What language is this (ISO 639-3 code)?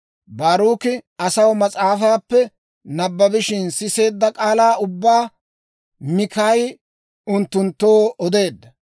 dwr